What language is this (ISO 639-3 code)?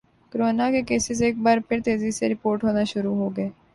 urd